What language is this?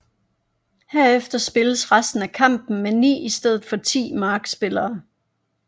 Danish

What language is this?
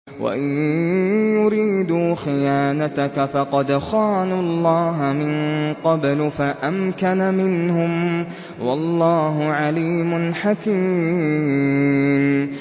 Arabic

